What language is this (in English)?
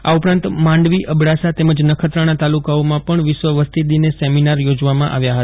Gujarati